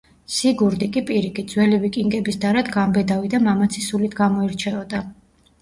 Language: Georgian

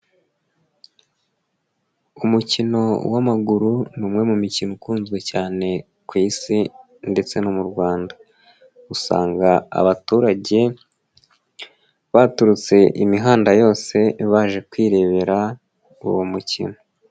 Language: Kinyarwanda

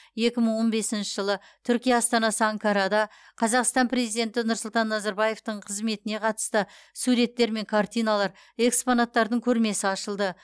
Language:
Kazakh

